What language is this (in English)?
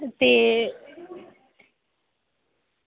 Dogri